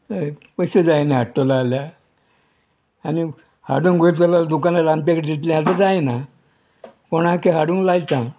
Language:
Konkani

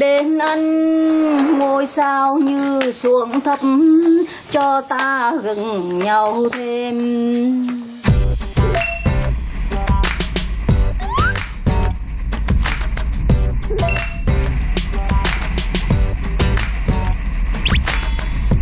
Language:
Korean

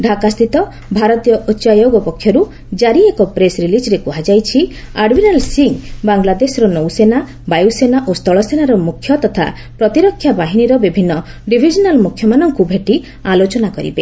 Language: Odia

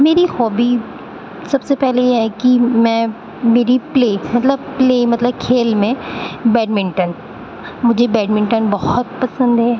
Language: Urdu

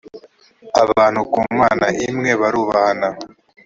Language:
Kinyarwanda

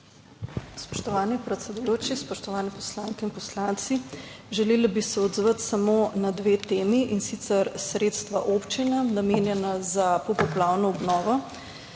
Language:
Slovenian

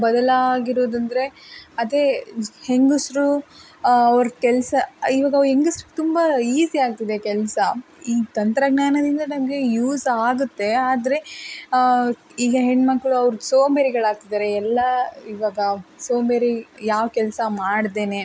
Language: Kannada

